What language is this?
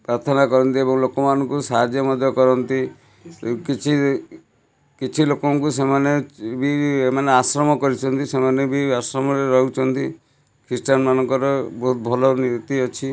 Odia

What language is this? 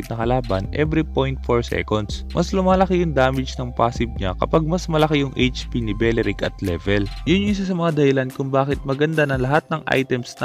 Indonesian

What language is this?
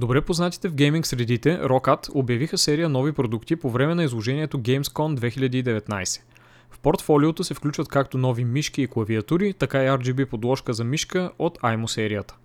Bulgarian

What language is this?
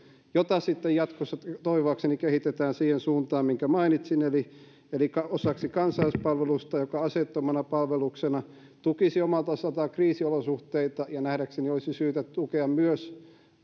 Finnish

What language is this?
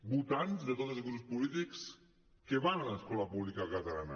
Catalan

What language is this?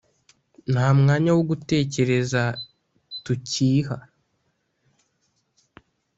Kinyarwanda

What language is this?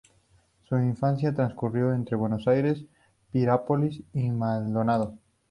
Spanish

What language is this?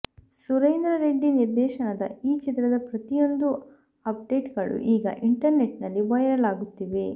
Kannada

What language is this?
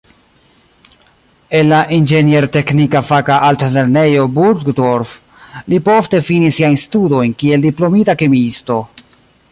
Esperanto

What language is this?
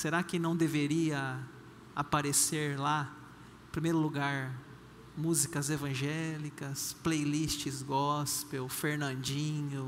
Portuguese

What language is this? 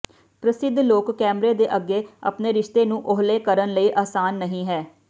Punjabi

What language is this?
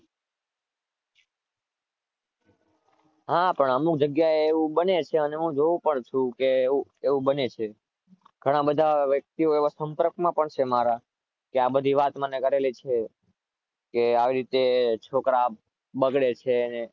Gujarati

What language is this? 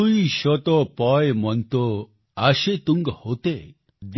Gujarati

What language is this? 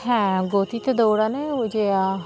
Bangla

